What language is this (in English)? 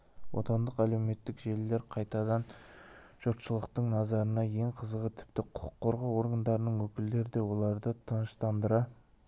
Kazakh